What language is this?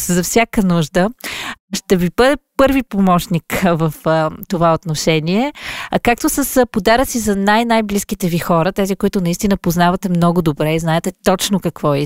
Bulgarian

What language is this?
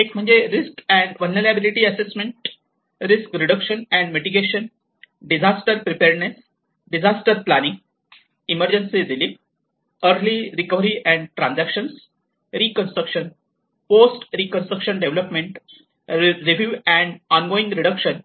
Marathi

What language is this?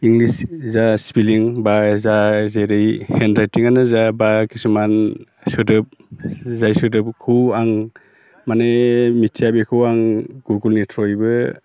Bodo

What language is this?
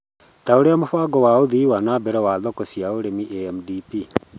Kikuyu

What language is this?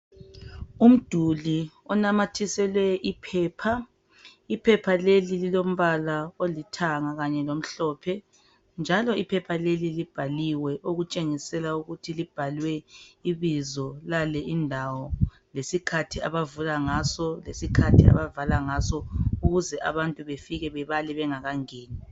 North Ndebele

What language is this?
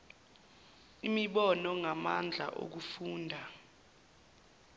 Zulu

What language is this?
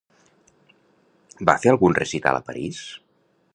Catalan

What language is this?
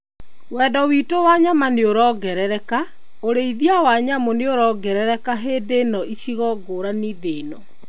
Kikuyu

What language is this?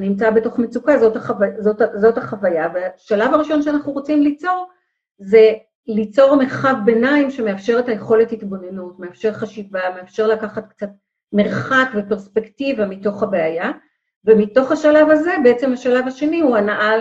Hebrew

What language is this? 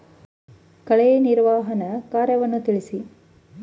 Kannada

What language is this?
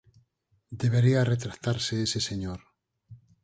Galician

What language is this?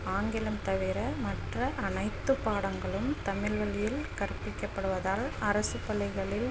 Tamil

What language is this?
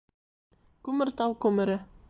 Bashkir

